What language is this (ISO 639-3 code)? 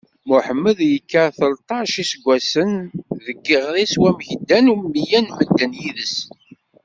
kab